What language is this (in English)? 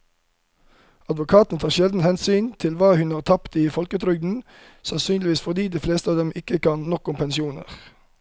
Norwegian